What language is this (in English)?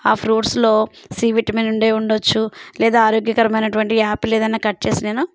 Telugu